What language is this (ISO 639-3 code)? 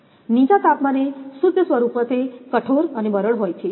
guj